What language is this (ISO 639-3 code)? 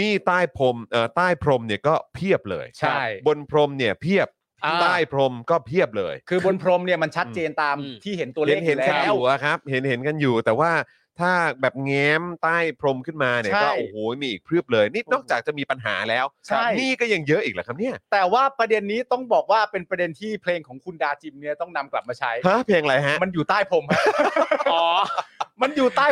tha